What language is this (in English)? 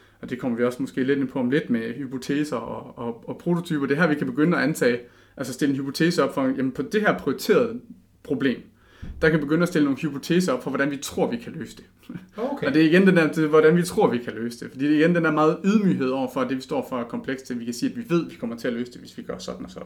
Danish